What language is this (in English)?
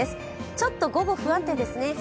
Japanese